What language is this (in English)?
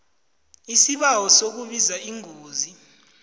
South Ndebele